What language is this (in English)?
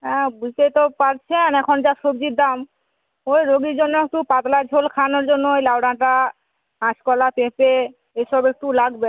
Bangla